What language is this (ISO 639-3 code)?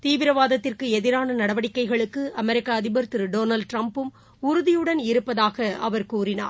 tam